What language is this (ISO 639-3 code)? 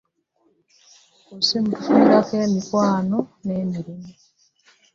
lug